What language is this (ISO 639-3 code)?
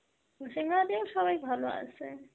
ben